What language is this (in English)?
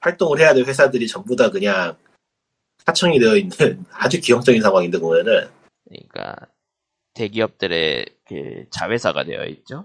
Korean